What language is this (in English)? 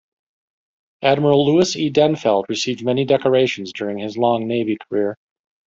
English